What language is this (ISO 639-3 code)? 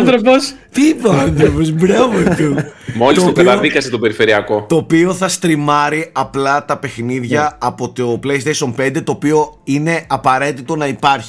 ell